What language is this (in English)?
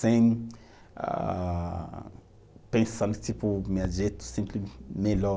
Portuguese